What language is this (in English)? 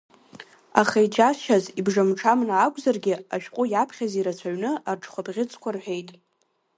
Abkhazian